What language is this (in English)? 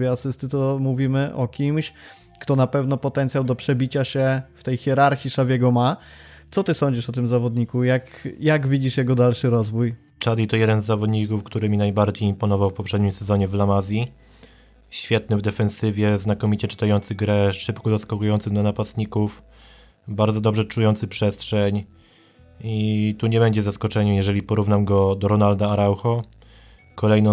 Polish